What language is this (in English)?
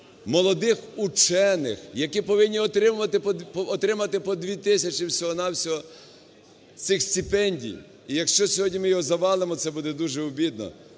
Ukrainian